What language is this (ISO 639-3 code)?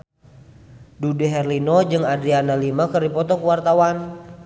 sun